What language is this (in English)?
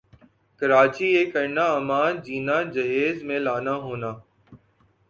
Urdu